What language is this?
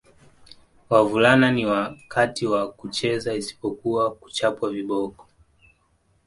Swahili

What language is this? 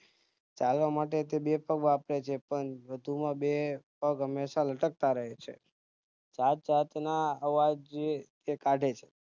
Gujarati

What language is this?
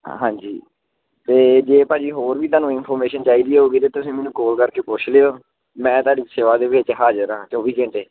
Punjabi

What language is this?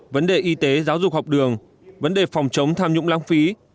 Vietnamese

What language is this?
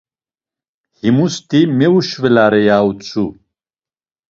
Laz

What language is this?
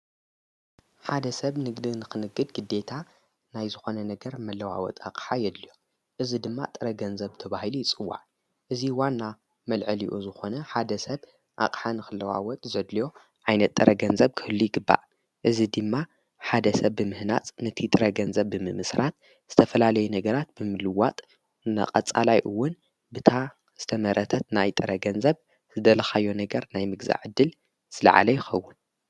Tigrinya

